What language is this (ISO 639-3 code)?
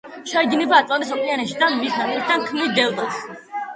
kat